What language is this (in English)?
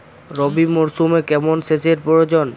Bangla